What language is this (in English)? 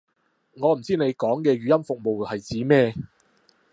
Cantonese